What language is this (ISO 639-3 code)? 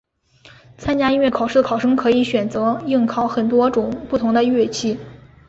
zho